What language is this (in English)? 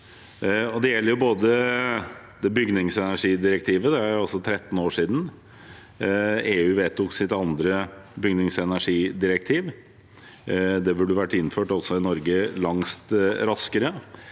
Norwegian